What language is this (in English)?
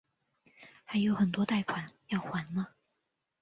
Chinese